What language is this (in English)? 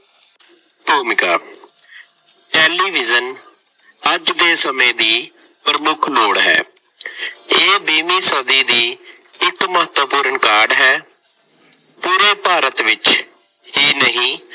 Punjabi